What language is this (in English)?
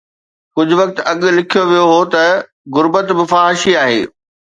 Sindhi